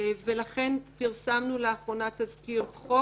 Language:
Hebrew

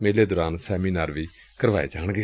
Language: Punjabi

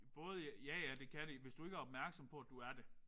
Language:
Danish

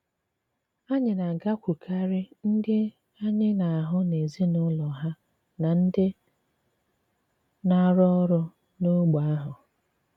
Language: Igbo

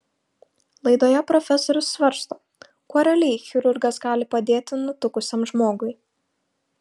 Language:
Lithuanian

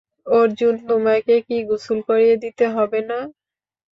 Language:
Bangla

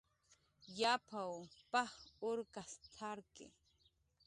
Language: Jaqaru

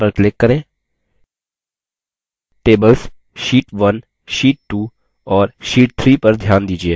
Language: Hindi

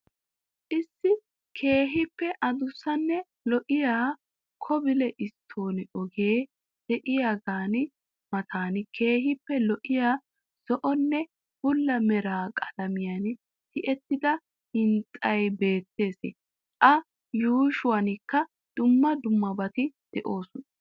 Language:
Wolaytta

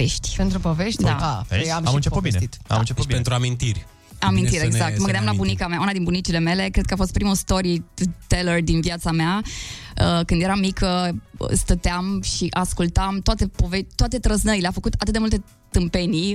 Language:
Romanian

